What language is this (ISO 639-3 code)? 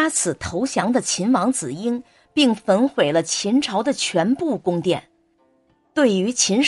zho